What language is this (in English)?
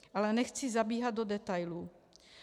Czech